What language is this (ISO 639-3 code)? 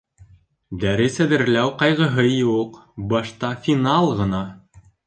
bak